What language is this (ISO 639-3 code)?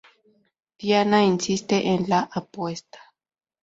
spa